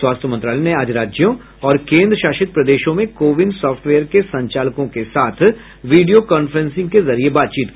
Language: Hindi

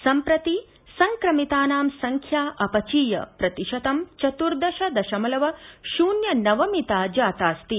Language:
Sanskrit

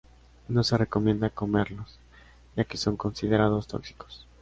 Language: Spanish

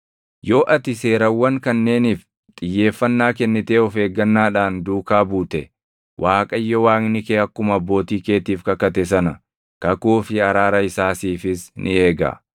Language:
Oromo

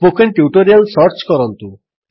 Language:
Odia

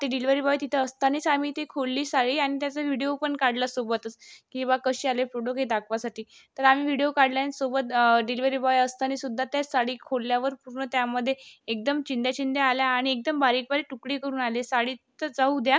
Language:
Marathi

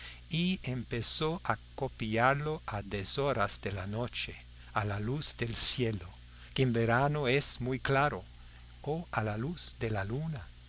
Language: Spanish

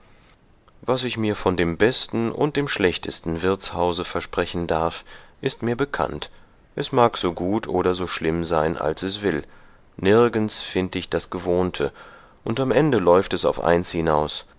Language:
German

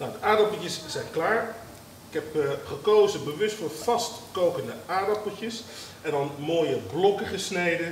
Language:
Dutch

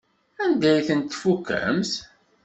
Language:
Kabyle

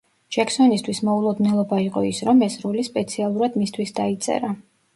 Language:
Georgian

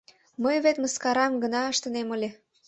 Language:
Mari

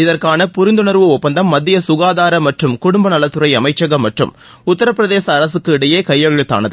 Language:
Tamil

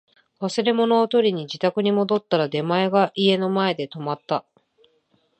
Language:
Japanese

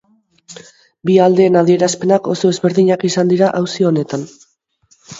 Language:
Basque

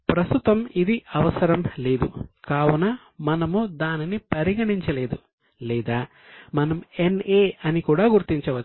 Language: Telugu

